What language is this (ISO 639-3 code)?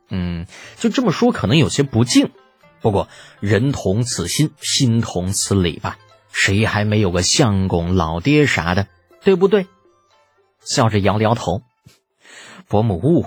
zho